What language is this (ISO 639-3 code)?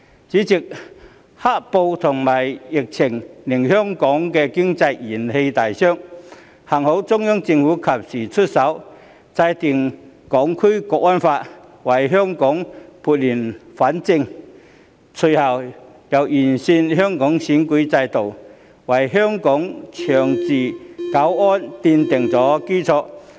yue